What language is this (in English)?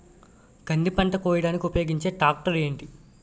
Telugu